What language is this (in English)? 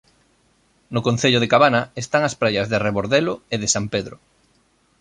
Galician